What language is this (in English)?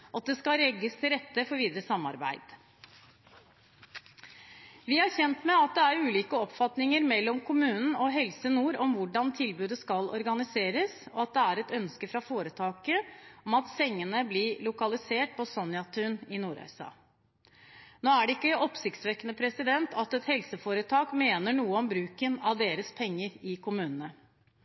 Norwegian Bokmål